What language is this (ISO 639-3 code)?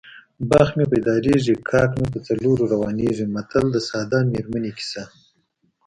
pus